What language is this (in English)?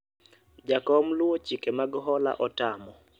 Luo (Kenya and Tanzania)